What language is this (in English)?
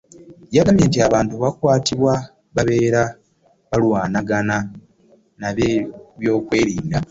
Ganda